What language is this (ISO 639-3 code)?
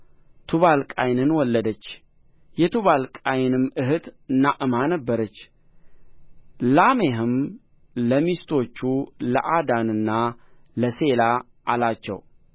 amh